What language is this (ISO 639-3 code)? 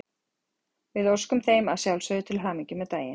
isl